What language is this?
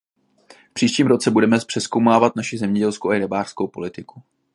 Czech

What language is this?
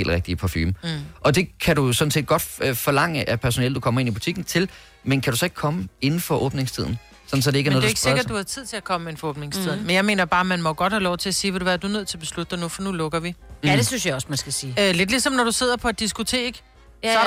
Danish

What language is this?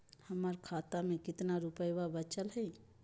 Magahi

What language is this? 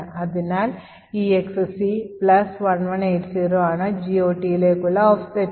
Malayalam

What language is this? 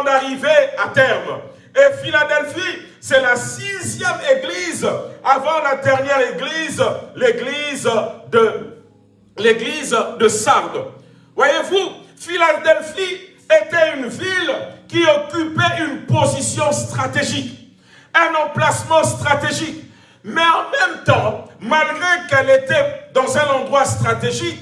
French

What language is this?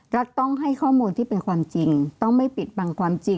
Thai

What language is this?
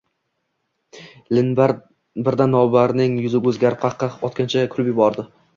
Uzbek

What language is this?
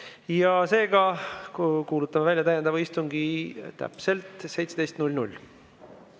Estonian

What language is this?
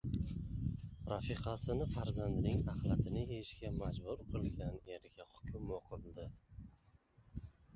Uzbek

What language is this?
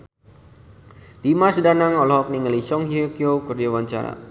Sundanese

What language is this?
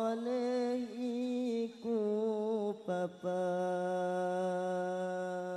Arabic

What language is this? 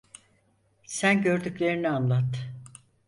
Turkish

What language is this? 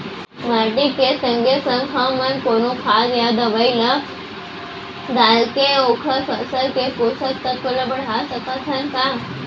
Chhattisgarhi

